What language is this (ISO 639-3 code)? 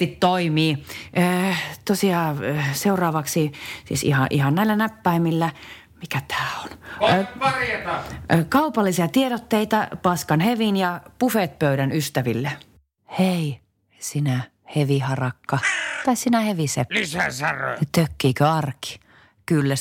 fin